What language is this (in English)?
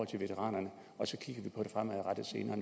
Danish